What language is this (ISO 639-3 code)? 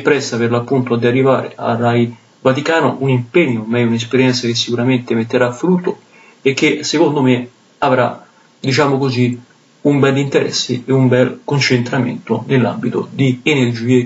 ita